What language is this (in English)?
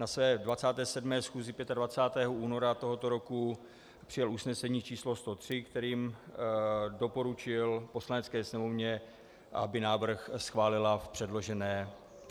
Czech